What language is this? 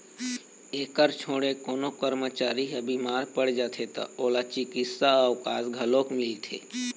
Chhattisgarhi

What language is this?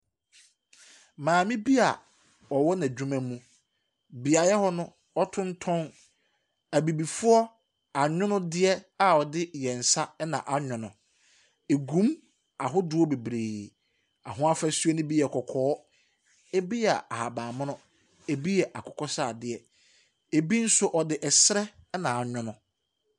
Akan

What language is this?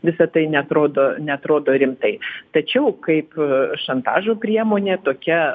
Lithuanian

